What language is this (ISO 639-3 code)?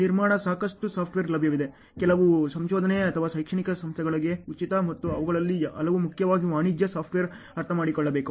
kan